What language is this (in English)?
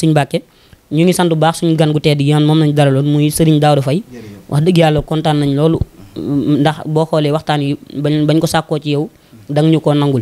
Arabic